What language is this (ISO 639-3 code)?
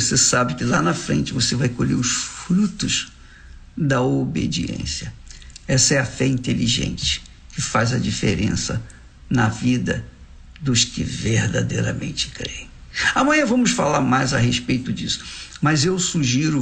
por